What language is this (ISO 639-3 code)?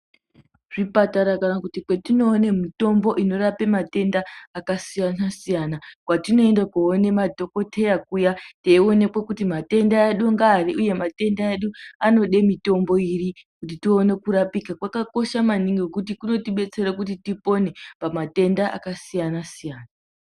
ndc